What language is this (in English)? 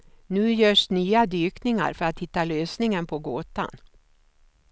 Swedish